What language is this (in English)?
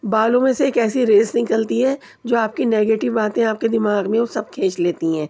Urdu